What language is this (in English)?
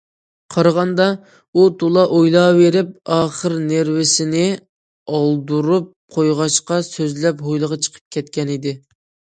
Uyghur